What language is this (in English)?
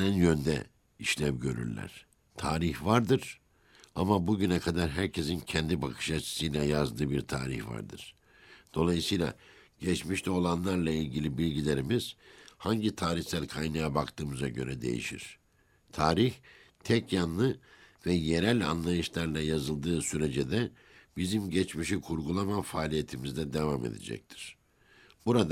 Turkish